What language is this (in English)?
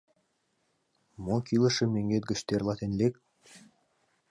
Mari